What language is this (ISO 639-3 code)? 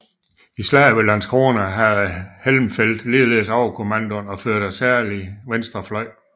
dan